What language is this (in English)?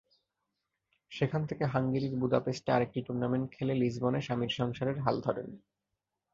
Bangla